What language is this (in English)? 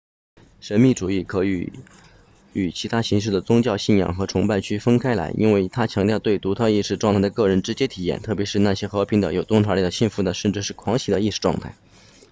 Chinese